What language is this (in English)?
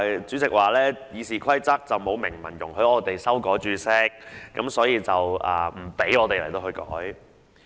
Cantonese